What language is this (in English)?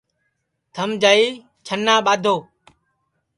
Sansi